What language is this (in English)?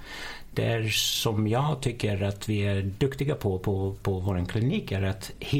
Swedish